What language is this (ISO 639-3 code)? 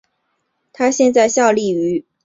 zho